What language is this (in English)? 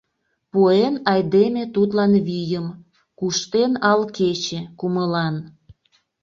Mari